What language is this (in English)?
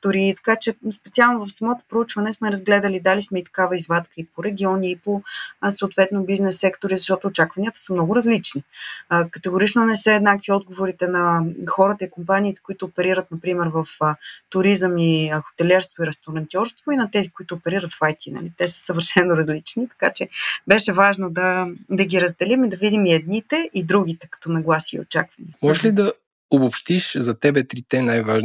Bulgarian